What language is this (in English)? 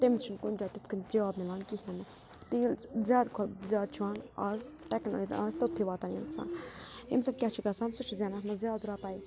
Kashmiri